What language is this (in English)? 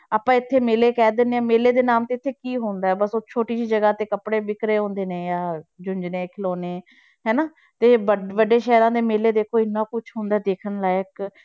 Punjabi